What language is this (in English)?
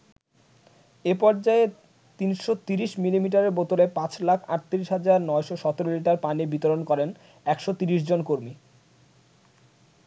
Bangla